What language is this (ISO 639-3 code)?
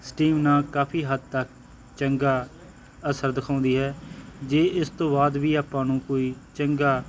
pan